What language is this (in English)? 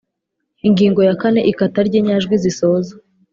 Kinyarwanda